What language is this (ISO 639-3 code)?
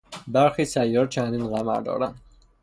fas